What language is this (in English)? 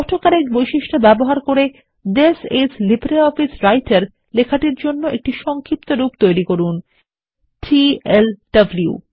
Bangla